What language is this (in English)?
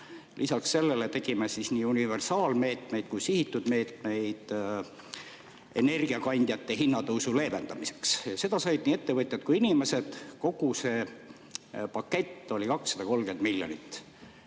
Estonian